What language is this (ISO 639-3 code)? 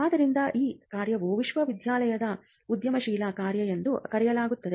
kan